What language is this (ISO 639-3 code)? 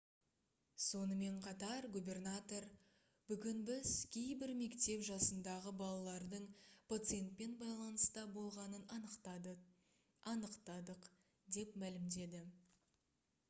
kaz